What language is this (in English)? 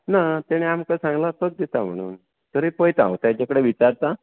Konkani